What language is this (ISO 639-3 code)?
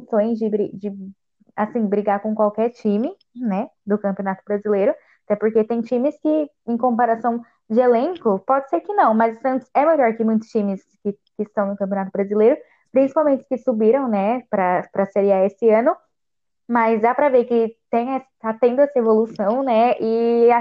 por